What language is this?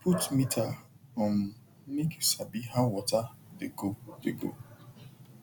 Nigerian Pidgin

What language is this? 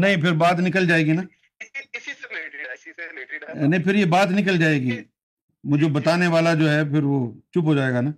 Urdu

